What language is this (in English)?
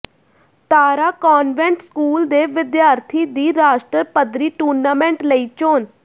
Punjabi